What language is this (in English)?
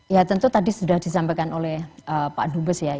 Indonesian